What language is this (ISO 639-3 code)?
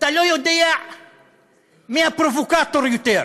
heb